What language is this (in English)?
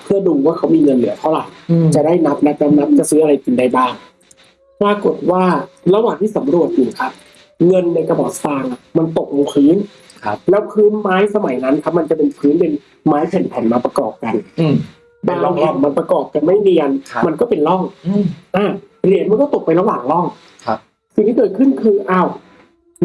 Thai